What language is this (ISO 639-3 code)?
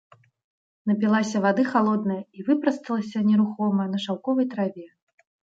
bel